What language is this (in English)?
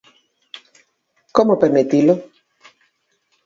Galician